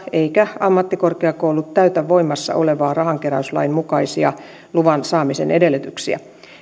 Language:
Finnish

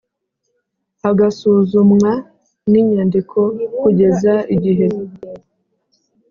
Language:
Kinyarwanda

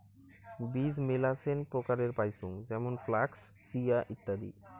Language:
Bangla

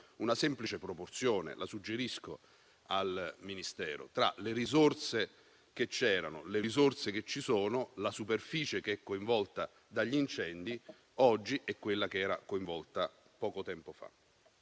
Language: Italian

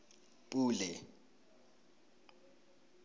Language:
Tswana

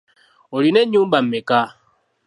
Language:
Ganda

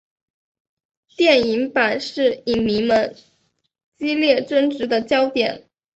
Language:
Chinese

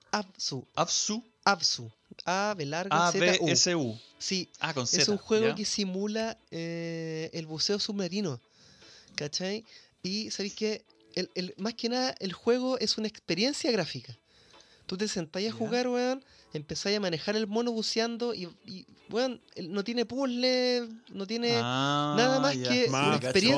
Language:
Spanish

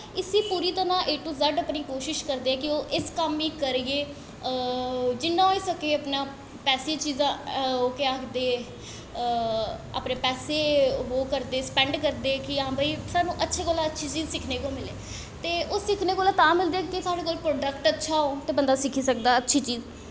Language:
Dogri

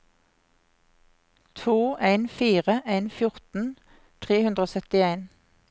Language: Norwegian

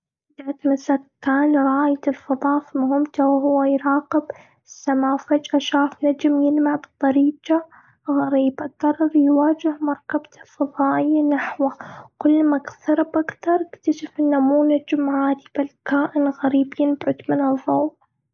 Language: Gulf Arabic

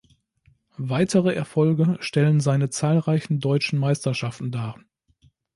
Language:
German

